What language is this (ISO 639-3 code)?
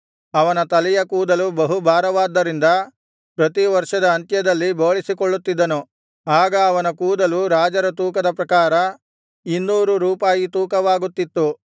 kan